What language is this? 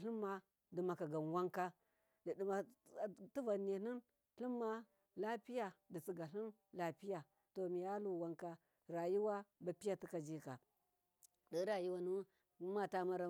Miya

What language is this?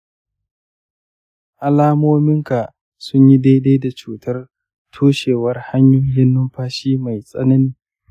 Hausa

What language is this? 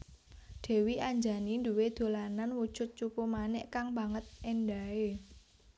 Javanese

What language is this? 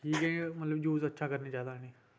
Dogri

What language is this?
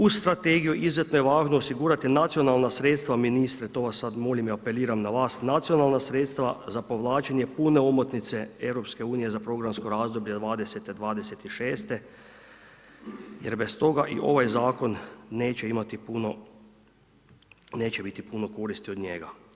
Croatian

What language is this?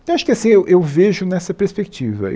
Portuguese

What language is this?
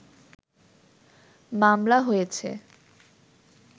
Bangla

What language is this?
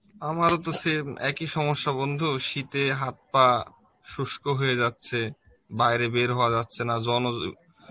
Bangla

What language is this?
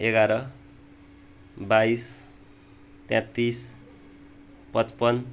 Nepali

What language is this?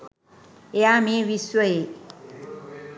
Sinhala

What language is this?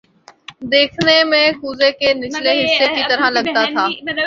Urdu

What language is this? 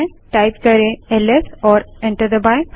Hindi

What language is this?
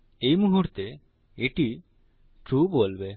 Bangla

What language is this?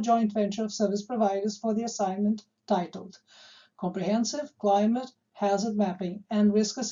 Indonesian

